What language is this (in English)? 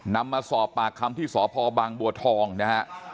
Thai